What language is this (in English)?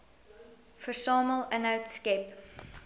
Afrikaans